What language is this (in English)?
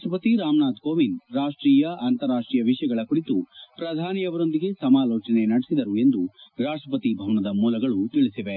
Kannada